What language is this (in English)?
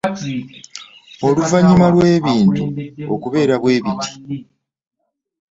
Ganda